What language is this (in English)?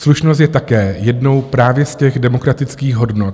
Czech